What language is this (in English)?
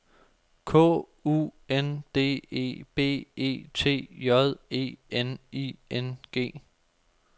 Danish